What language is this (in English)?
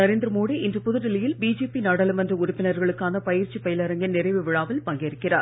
Tamil